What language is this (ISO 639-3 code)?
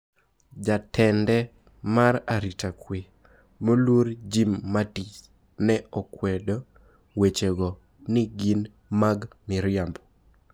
luo